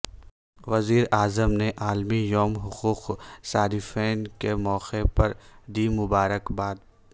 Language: Urdu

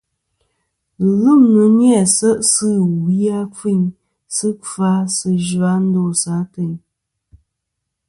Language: Kom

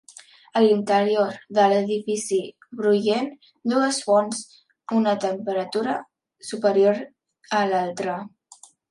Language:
Catalan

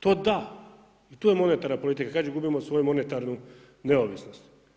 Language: Croatian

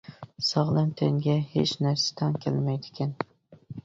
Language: Uyghur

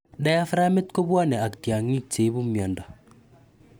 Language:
Kalenjin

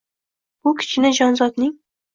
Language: Uzbek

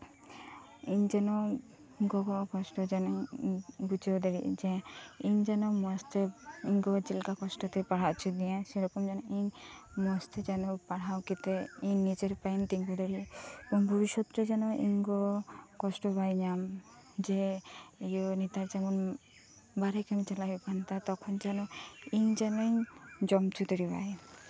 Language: Santali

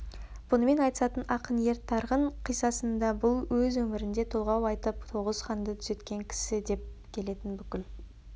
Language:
Kazakh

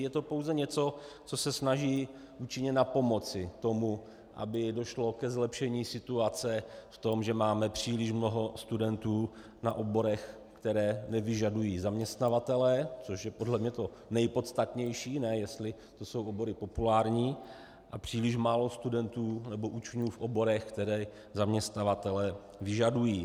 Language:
Czech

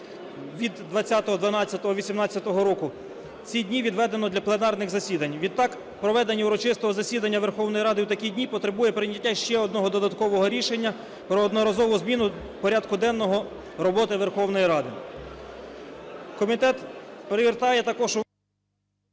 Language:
Ukrainian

